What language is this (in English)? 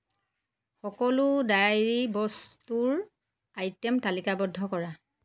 Assamese